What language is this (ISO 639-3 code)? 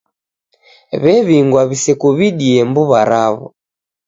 dav